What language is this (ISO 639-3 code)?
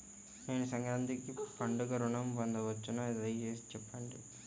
tel